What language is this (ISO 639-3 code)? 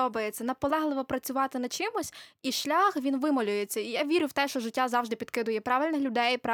ukr